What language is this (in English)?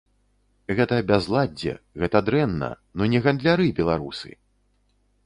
Belarusian